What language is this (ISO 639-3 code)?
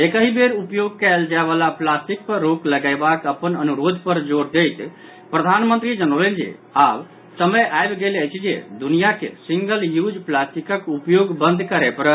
mai